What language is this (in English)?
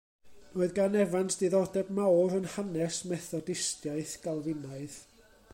Welsh